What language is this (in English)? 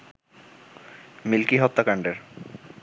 Bangla